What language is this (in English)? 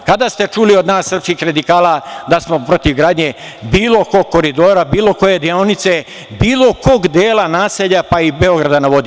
Serbian